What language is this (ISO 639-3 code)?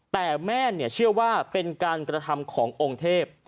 tha